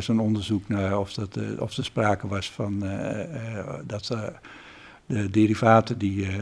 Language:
Dutch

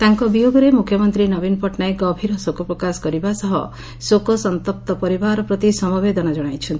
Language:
Odia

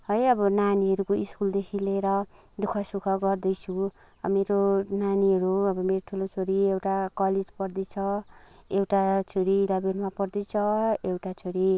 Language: Nepali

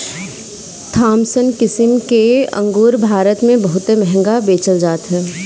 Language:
Bhojpuri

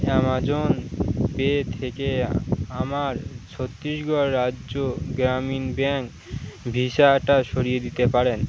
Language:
Bangla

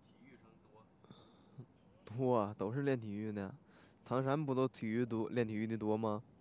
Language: Chinese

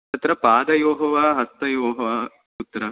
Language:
Sanskrit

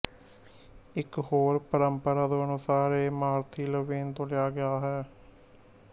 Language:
Punjabi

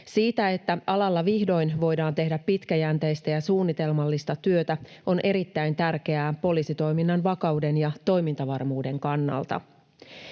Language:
Finnish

